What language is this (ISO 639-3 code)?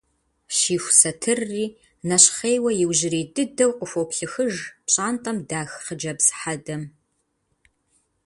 kbd